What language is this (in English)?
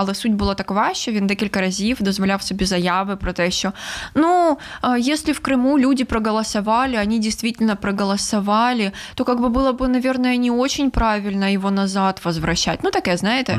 Ukrainian